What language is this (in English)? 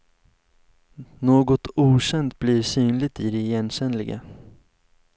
Swedish